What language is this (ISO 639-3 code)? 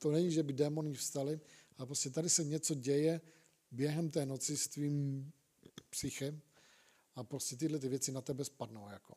ces